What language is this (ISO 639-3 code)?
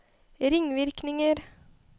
nor